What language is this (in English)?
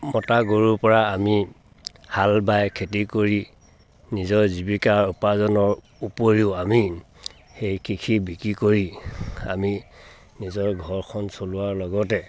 Assamese